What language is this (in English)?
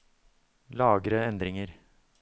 Norwegian